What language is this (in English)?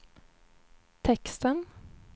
Swedish